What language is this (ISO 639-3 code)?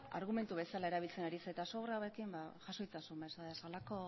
eus